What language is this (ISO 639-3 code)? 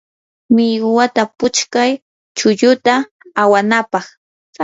qur